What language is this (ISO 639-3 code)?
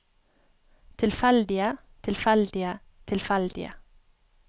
nor